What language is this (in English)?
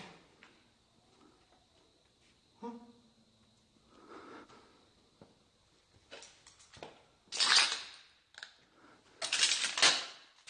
Korean